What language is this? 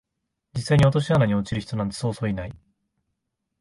Japanese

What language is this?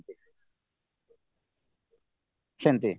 Odia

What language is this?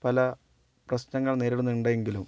Malayalam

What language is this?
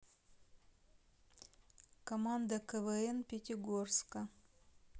Russian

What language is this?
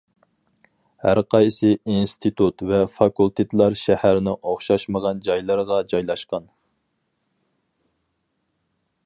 Uyghur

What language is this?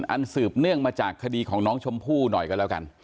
Thai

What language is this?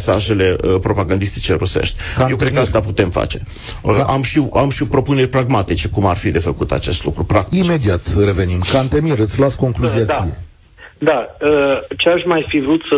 Romanian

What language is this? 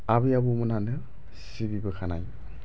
Bodo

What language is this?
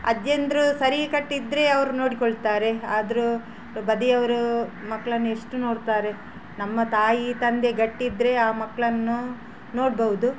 Kannada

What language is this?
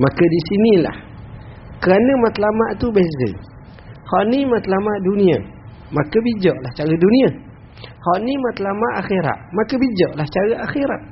Malay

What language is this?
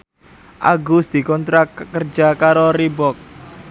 Javanese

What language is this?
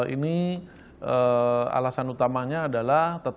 Indonesian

